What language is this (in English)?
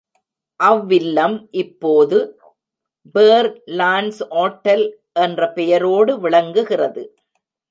Tamil